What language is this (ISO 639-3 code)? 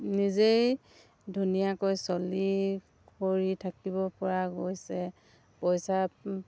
asm